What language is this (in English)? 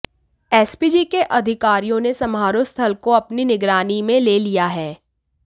Hindi